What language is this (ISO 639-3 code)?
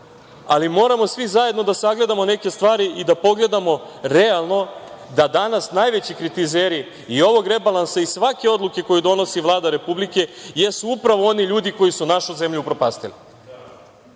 srp